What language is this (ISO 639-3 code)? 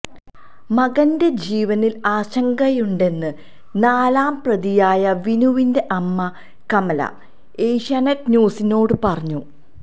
mal